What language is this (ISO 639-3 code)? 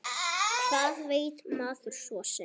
isl